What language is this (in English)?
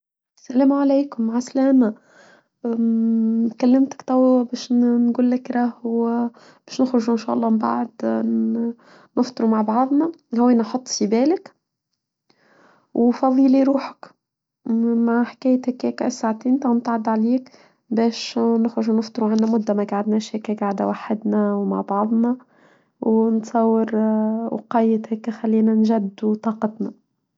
Tunisian Arabic